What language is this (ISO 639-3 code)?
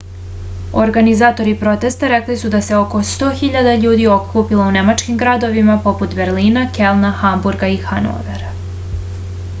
srp